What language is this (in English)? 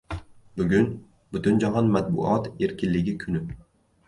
Uzbek